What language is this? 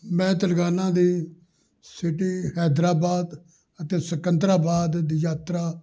Punjabi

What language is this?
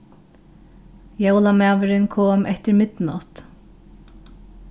Faroese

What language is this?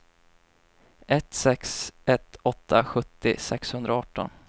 Swedish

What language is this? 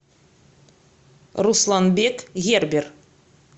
Russian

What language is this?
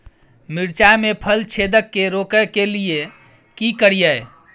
Maithili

